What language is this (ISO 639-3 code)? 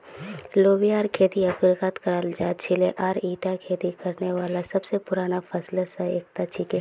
mag